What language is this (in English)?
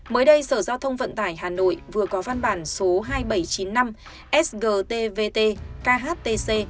Vietnamese